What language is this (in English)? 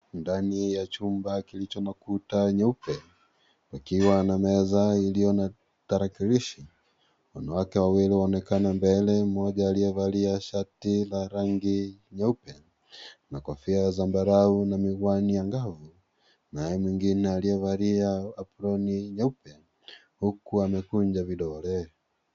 Swahili